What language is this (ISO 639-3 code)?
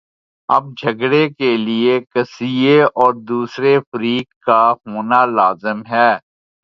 urd